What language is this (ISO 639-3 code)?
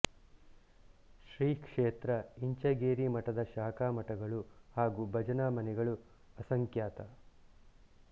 kan